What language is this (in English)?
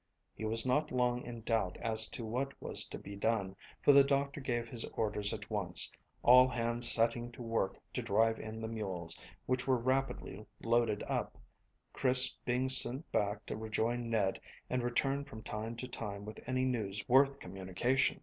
English